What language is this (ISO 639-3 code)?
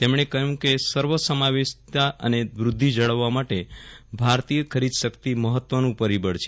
guj